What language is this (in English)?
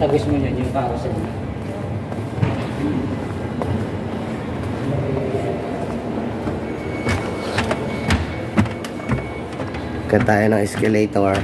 Filipino